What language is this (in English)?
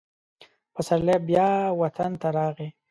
Pashto